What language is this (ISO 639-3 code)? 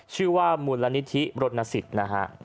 tha